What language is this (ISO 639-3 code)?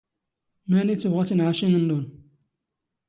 zgh